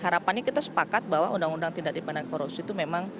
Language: Indonesian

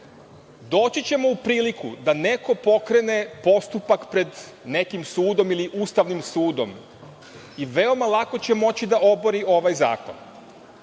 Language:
Serbian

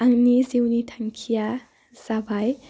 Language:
Bodo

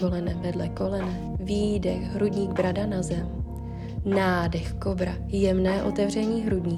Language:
Czech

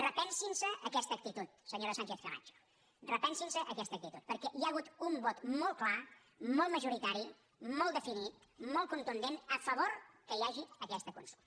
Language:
Catalan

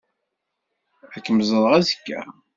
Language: Kabyle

